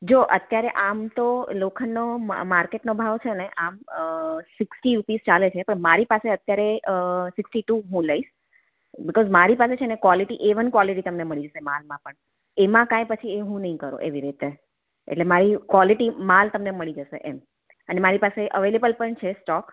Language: Gujarati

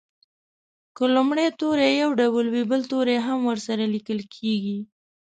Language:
Pashto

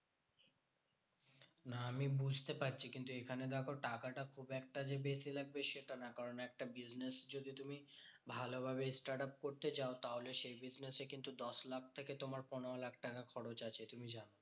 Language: Bangla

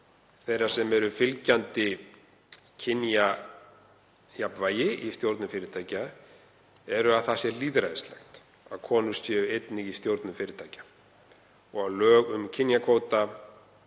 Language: Icelandic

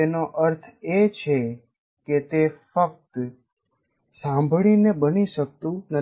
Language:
Gujarati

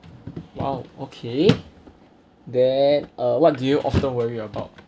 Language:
English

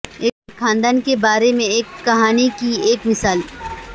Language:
Urdu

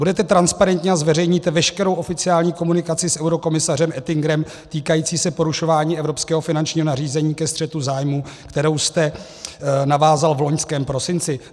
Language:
Czech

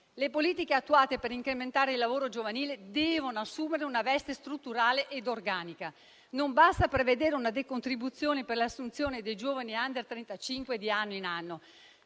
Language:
Italian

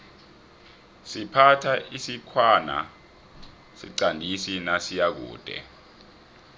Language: South Ndebele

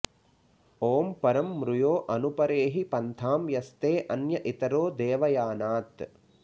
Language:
Sanskrit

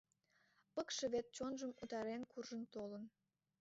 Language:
Mari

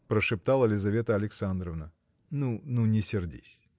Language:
Russian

